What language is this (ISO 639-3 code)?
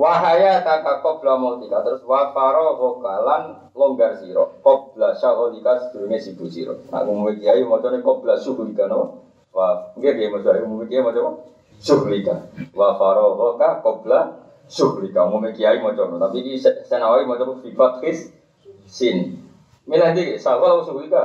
ind